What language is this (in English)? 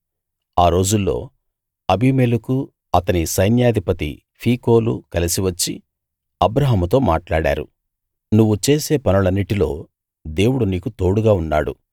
Telugu